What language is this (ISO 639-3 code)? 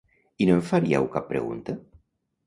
cat